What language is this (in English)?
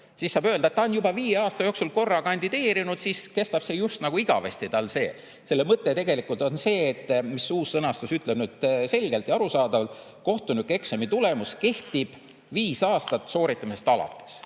Estonian